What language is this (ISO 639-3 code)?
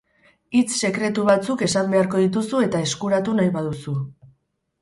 eus